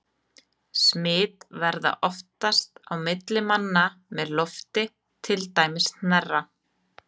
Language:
Icelandic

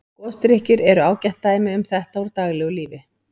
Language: Icelandic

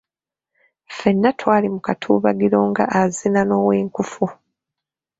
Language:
Ganda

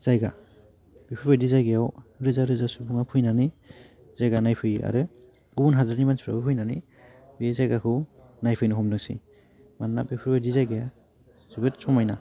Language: Bodo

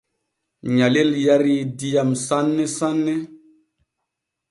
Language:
Borgu Fulfulde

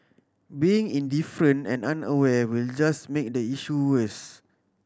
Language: English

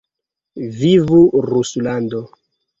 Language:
Esperanto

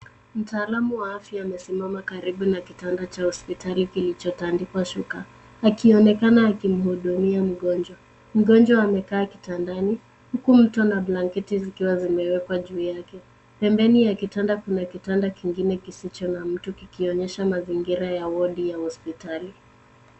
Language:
Swahili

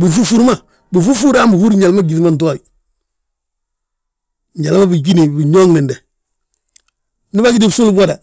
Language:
Balanta-Ganja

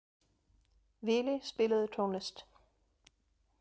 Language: Icelandic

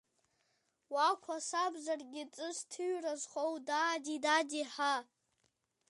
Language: Abkhazian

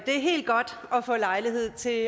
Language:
Danish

